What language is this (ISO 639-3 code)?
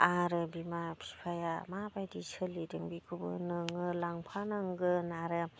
brx